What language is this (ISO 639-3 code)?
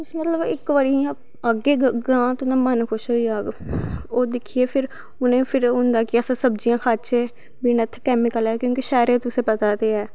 doi